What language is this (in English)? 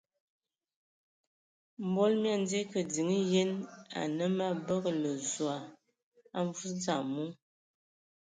Ewondo